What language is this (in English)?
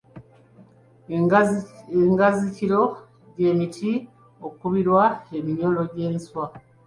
Ganda